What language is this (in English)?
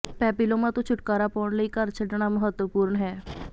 Punjabi